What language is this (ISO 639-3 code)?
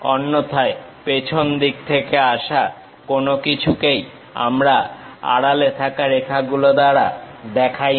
ben